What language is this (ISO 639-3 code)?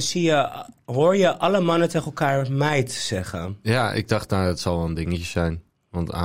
nld